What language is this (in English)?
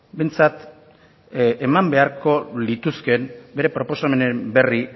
Basque